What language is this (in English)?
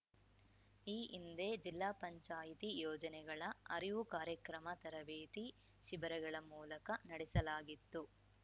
Kannada